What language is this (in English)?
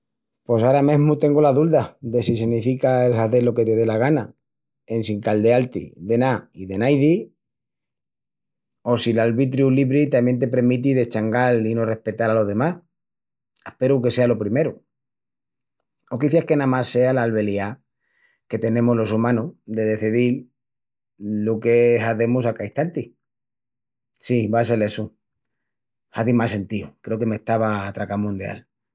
Extremaduran